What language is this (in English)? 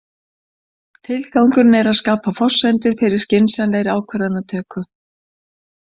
Icelandic